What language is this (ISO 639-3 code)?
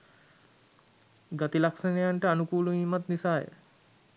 sin